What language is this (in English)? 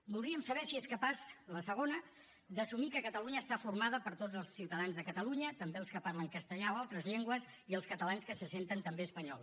Catalan